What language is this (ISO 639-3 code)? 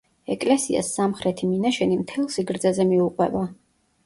kat